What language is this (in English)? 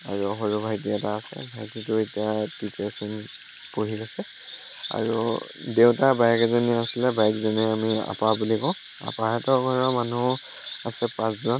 Assamese